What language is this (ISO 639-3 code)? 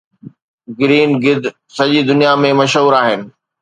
snd